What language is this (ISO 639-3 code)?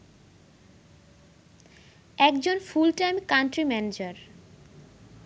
ben